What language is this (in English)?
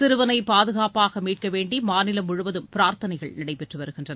Tamil